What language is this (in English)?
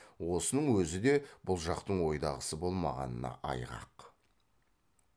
Kazakh